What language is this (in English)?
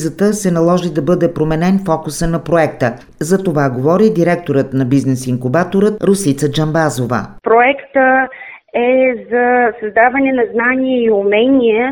Bulgarian